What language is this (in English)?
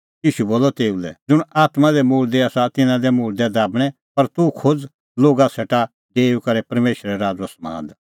Kullu Pahari